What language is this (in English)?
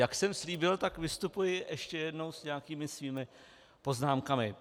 Czech